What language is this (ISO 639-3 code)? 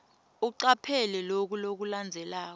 ssw